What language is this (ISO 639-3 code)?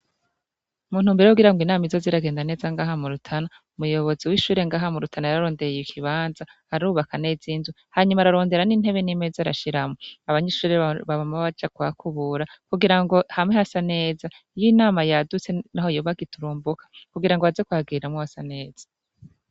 run